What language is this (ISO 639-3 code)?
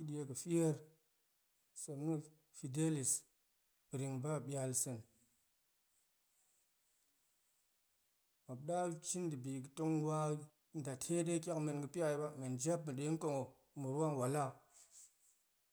ank